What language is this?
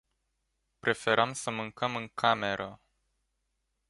Romanian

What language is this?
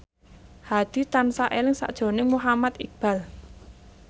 Javanese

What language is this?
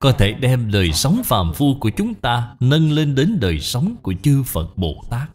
Vietnamese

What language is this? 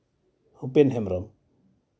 Santali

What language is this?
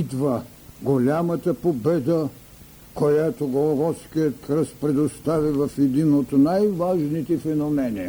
Bulgarian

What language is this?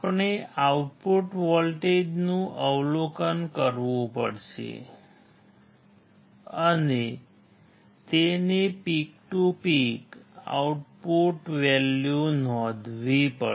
Gujarati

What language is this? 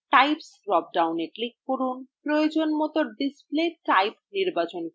Bangla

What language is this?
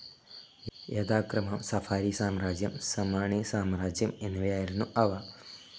Malayalam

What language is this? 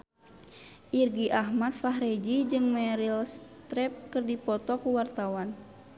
Sundanese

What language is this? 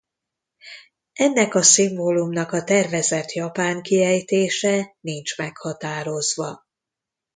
Hungarian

